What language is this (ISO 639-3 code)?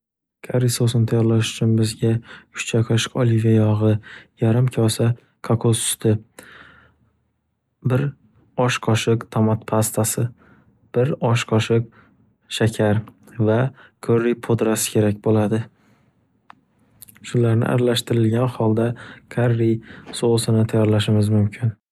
uzb